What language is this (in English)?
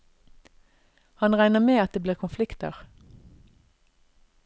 Norwegian